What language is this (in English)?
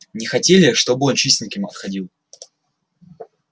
Russian